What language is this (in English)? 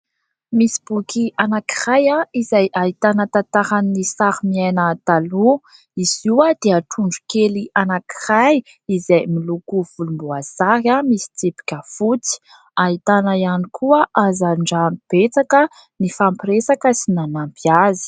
Malagasy